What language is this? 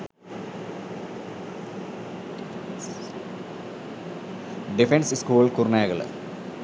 Sinhala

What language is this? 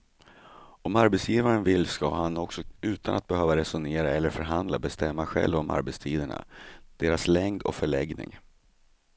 Swedish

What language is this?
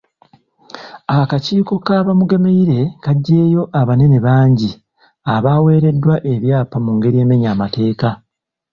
Ganda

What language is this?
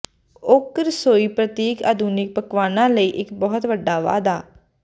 Punjabi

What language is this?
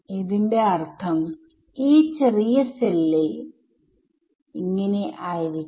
Malayalam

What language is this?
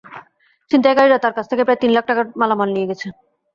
Bangla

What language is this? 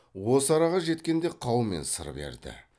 Kazakh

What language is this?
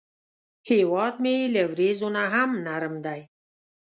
Pashto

